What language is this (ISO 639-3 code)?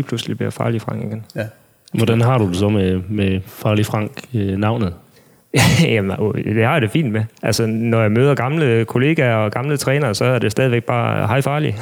dan